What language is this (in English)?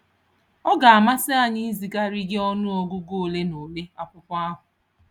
Igbo